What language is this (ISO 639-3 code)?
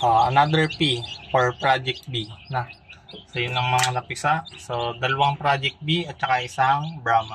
fil